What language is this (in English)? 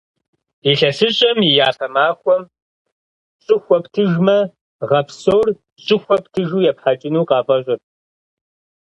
Kabardian